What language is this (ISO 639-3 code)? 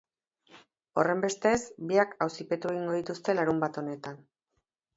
eus